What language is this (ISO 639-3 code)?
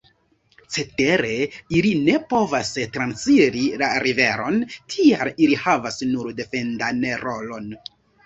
epo